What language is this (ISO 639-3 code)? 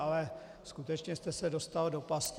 ces